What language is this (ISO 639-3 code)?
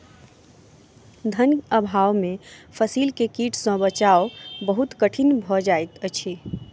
mai